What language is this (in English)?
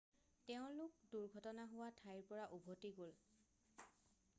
Assamese